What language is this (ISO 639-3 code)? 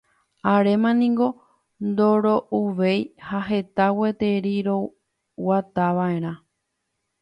grn